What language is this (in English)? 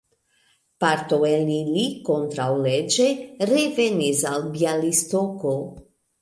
Esperanto